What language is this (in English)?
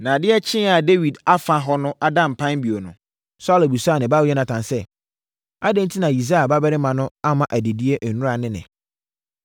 Akan